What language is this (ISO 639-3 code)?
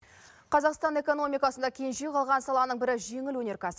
kaz